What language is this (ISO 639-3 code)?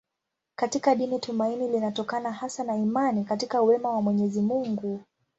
swa